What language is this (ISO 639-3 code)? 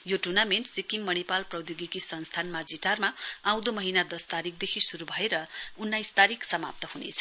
nep